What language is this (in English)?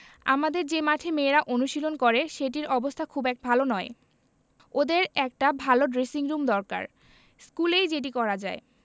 Bangla